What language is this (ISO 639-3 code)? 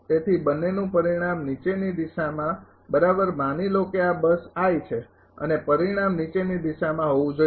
guj